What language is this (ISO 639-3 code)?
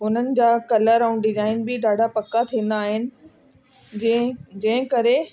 snd